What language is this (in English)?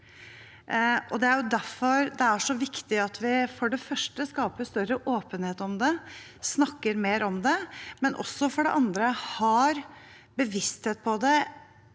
Norwegian